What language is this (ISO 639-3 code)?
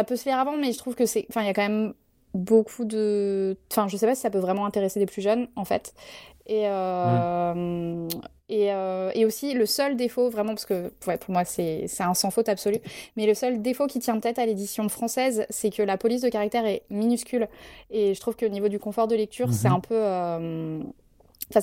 fra